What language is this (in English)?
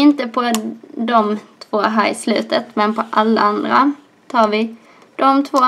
Swedish